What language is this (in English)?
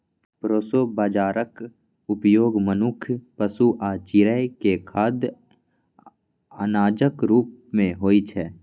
Maithili